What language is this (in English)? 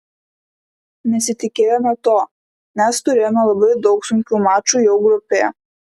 Lithuanian